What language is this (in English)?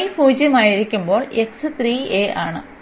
Malayalam